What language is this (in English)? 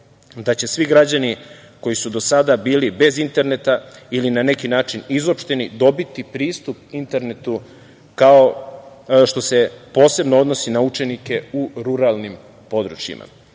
Serbian